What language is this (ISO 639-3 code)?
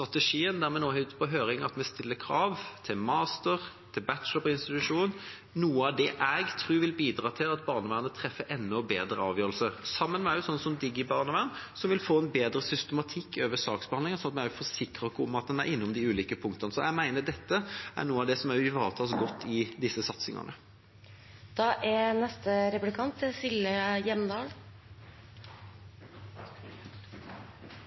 nob